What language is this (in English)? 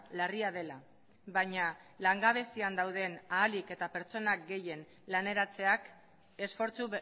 Basque